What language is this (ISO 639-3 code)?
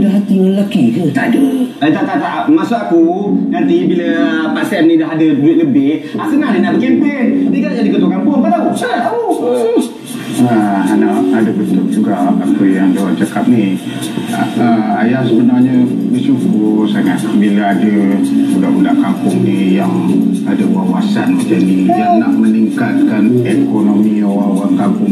msa